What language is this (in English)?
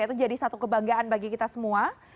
Indonesian